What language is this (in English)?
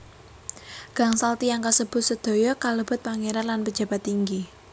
Javanese